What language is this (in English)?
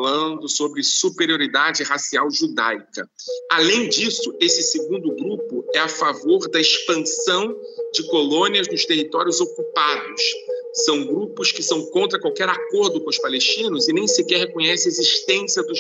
Portuguese